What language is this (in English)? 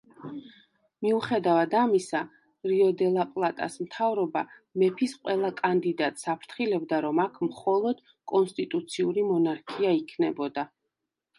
Georgian